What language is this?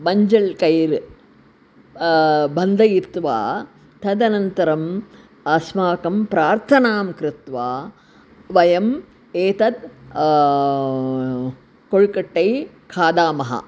Sanskrit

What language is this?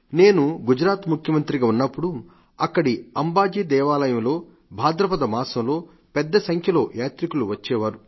Telugu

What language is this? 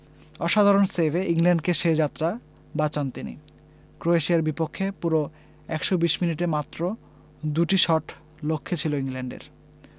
Bangla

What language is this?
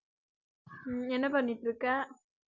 Tamil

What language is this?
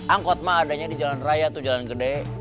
Indonesian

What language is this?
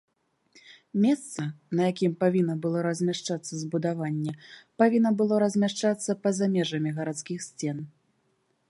Belarusian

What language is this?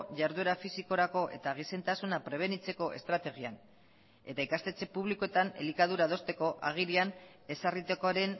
Basque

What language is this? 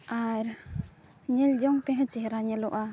Santali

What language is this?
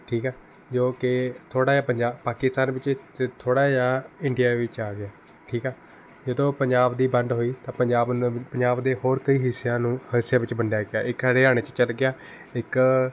Punjabi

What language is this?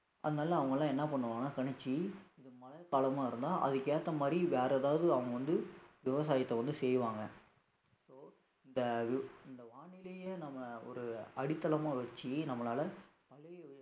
Tamil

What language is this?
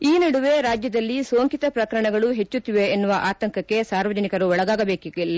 Kannada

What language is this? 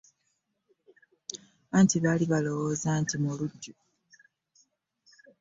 Ganda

